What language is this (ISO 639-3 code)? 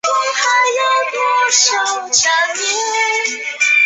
zho